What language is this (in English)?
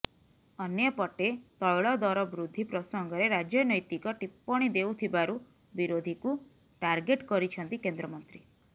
Odia